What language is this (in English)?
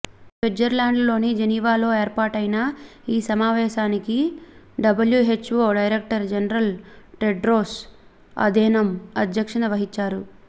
Telugu